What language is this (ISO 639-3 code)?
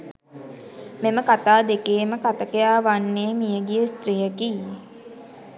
sin